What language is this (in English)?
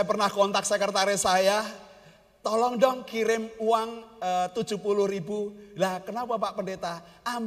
Indonesian